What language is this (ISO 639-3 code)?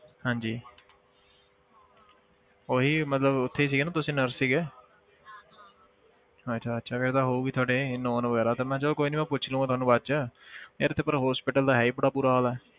pan